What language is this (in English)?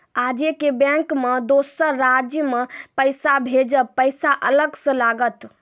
Maithili